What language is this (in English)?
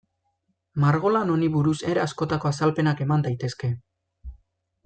Basque